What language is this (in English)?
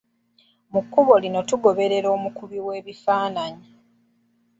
Ganda